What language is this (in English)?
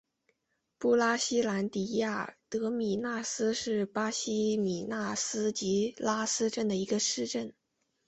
Chinese